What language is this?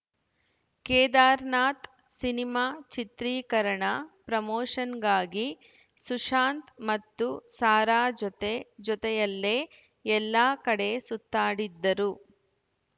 Kannada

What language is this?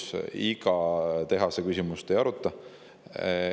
Estonian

